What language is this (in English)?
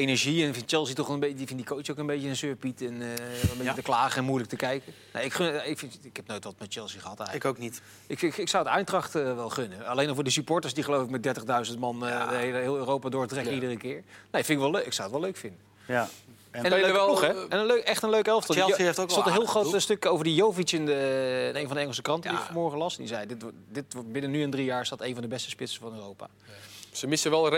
Dutch